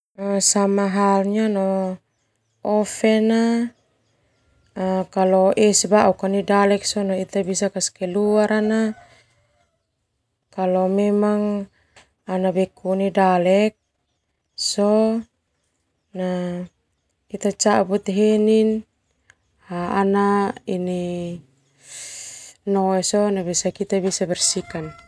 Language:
Termanu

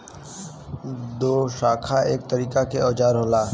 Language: Bhojpuri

